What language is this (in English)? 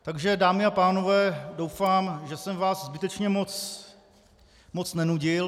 Czech